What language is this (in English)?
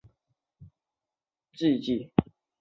Chinese